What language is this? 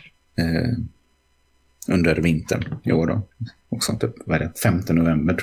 Swedish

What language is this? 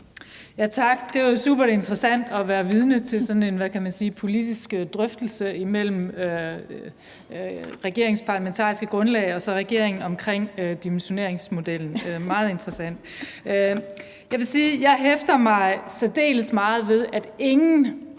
Danish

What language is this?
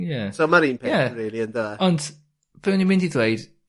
Welsh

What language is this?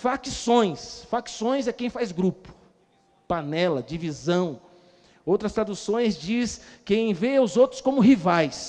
Portuguese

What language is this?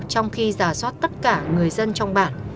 Vietnamese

